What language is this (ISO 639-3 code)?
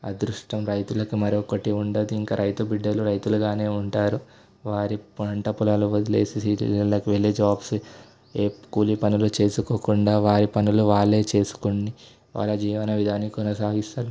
tel